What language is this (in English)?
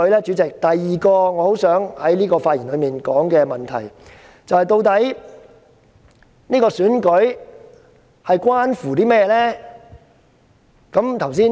Cantonese